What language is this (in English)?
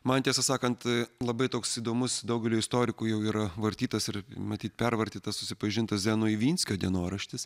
Lithuanian